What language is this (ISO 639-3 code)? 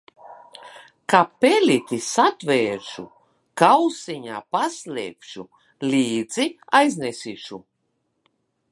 lav